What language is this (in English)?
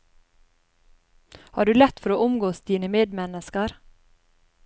Norwegian